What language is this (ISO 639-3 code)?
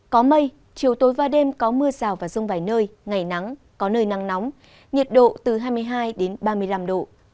vie